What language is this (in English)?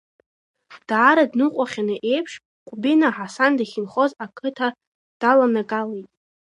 Abkhazian